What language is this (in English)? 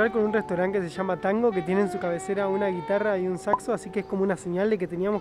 Spanish